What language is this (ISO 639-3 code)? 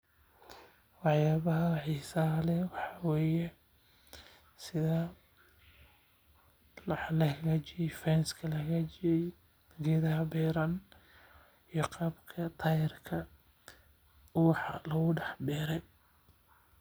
som